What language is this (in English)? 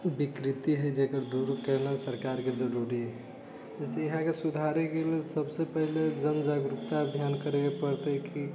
Maithili